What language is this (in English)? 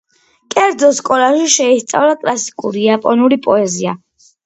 Georgian